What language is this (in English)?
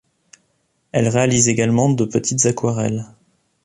French